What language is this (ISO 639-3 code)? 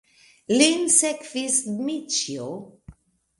epo